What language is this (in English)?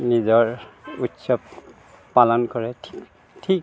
Assamese